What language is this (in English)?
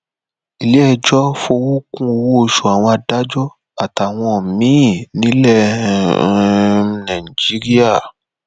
Yoruba